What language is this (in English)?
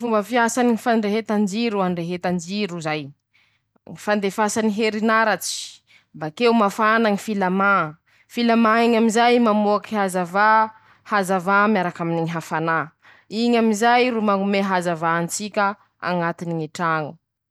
Masikoro Malagasy